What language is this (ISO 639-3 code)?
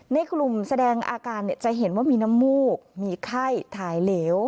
tha